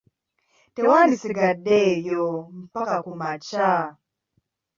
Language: Ganda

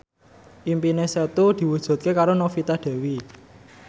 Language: Javanese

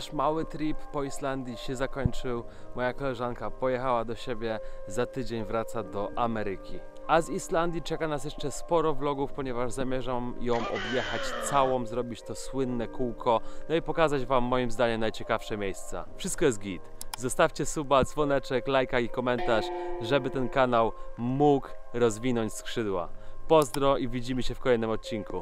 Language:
Polish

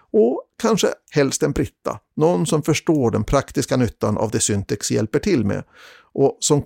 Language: Swedish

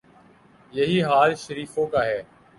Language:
Urdu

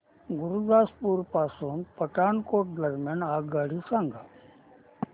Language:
Marathi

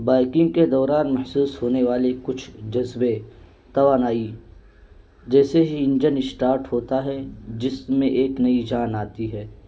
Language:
Urdu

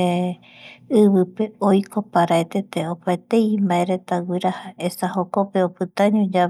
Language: Eastern Bolivian Guaraní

